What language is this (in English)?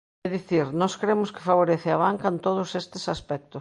Galician